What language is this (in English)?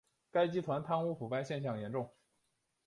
Chinese